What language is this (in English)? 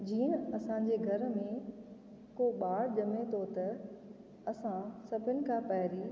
Sindhi